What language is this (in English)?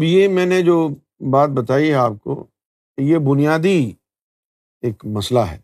Urdu